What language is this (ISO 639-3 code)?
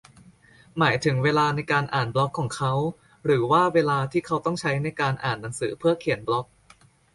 tha